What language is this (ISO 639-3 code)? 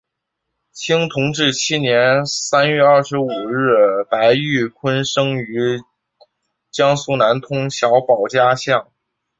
zho